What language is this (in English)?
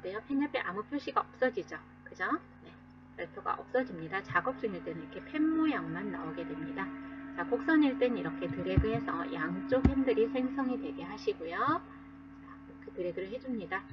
Korean